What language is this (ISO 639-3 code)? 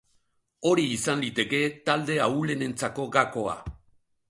eus